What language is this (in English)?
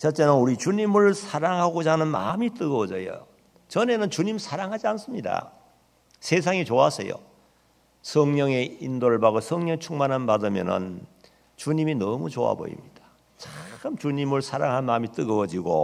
Korean